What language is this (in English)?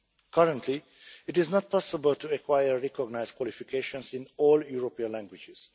English